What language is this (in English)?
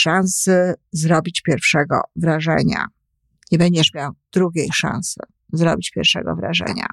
Polish